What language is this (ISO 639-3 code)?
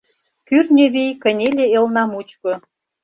chm